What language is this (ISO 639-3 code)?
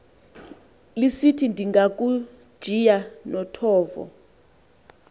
xho